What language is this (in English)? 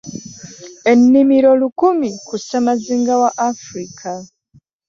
Ganda